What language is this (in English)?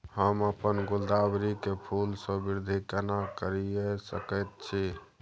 Maithili